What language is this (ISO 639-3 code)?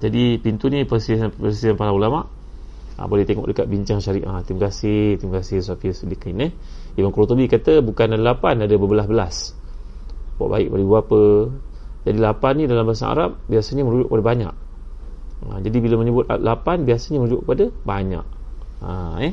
msa